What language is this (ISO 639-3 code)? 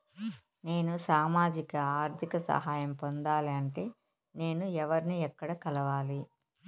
tel